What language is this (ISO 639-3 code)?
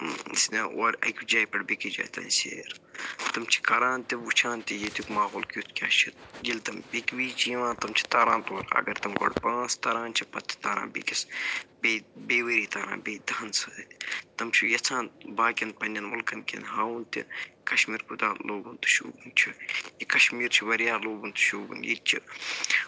kas